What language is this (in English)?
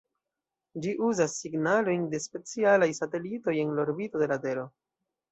Esperanto